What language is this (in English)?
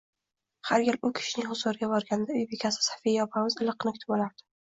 Uzbek